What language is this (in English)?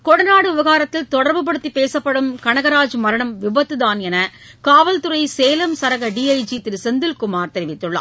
Tamil